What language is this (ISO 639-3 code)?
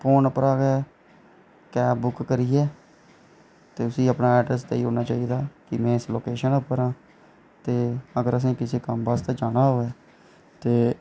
doi